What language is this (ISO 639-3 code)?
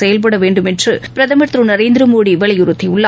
tam